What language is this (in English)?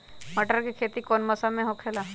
Magahi